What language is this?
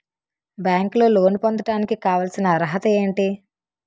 Telugu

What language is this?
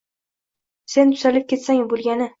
Uzbek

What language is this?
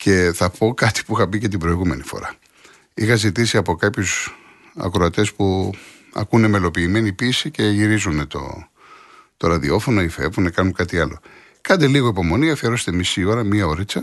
Greek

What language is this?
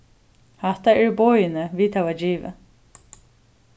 Faroese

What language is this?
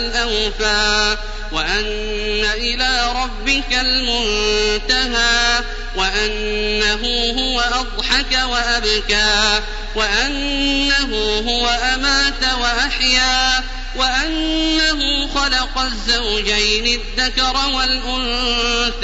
Arabic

